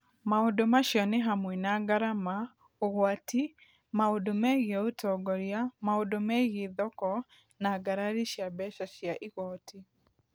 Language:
Kikuyu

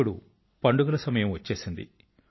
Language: Telugu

